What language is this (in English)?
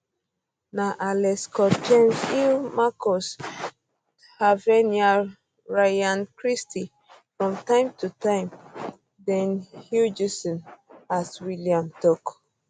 Nigerian Pidgin